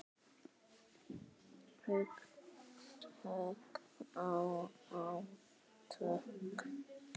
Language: Icelandic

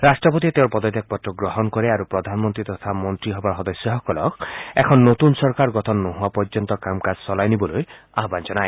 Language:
Assamese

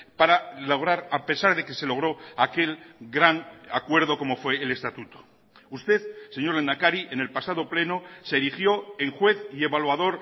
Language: Spanish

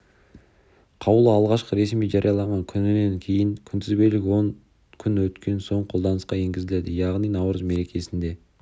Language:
Kazakh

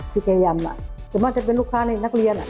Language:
Thai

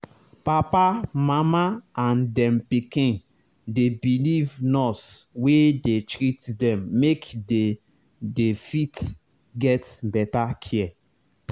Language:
Nigerian Pidgin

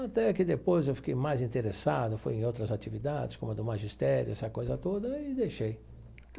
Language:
Portuguese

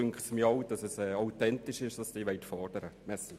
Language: Swiss German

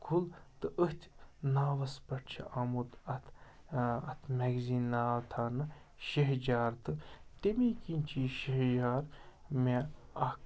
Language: Kashmiri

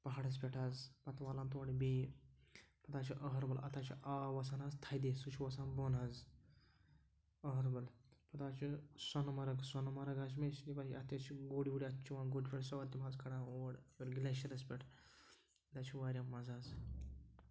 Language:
Kashmiri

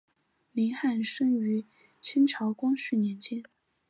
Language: Chinese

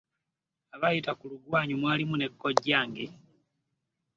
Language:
Ganda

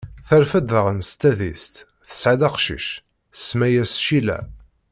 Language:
Kabyle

